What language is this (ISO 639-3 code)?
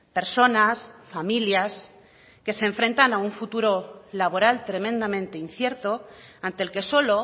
spa